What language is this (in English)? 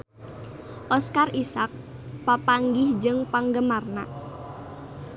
Sundanese